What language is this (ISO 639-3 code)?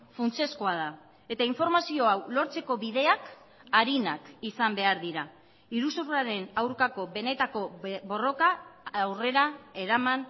eus